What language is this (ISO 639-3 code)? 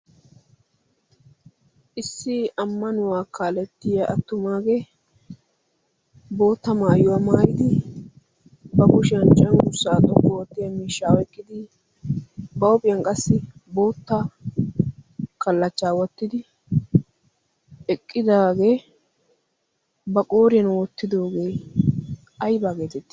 wal